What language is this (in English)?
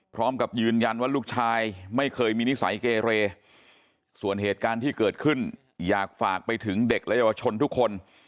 Thai